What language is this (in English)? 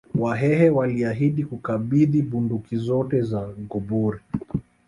Swahili